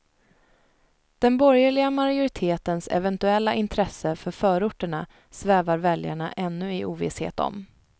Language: Swedish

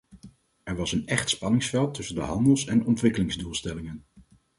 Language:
Dutch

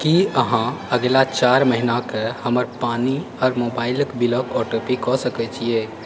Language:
Maithili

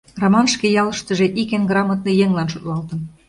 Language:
Mari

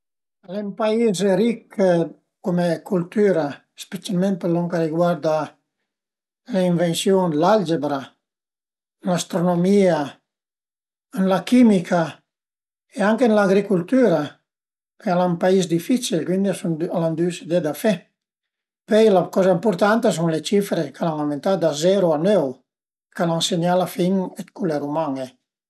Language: Piedmontese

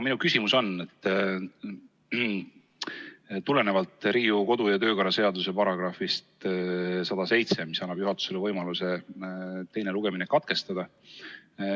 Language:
Estonian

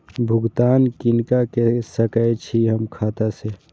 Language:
Maithili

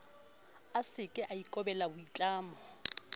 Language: Southern Sotho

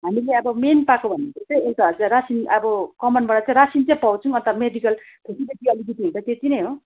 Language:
Nepali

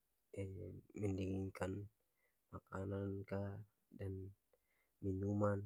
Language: Ambonese Malay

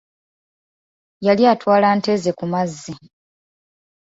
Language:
Ganda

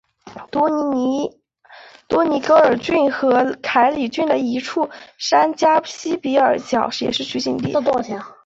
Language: Chinese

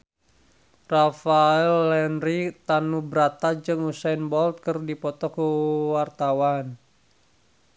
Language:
Sundanese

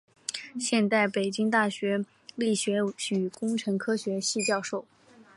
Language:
Chinese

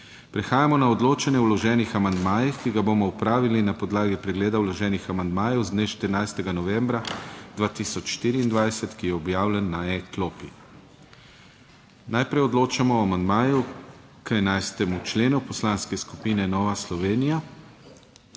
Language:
Slovenian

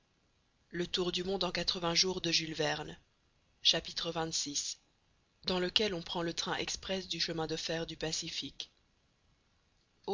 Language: French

